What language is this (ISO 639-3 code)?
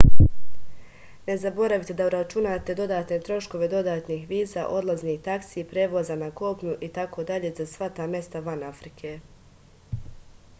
srp